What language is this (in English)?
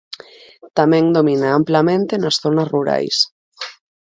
Galician